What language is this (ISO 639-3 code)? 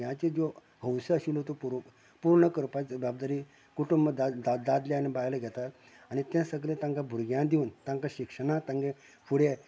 kok